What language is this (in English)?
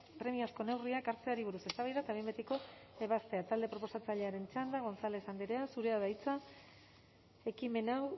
Basque